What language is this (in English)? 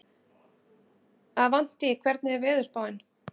Icelandic